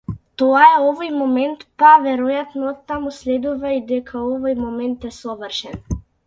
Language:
Macedonian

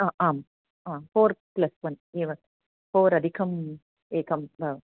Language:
Sanskrit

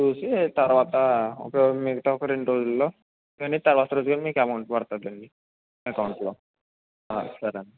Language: Telugu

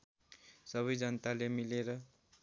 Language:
Nepali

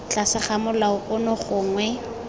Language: Tswana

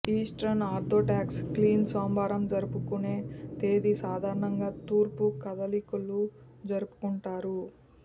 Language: Telugu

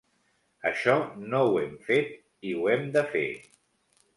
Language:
Catalan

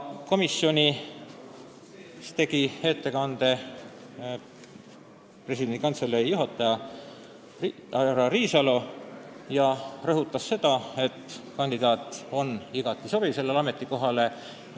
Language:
Estonian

